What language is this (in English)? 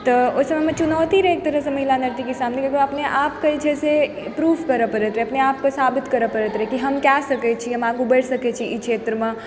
Maithili